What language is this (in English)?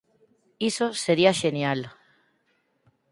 Galician